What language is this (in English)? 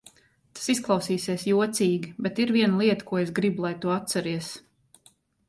Latvian